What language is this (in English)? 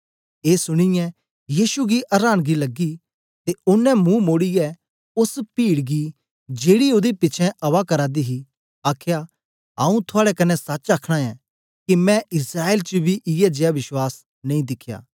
Dogri